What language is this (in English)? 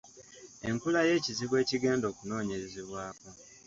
Ganda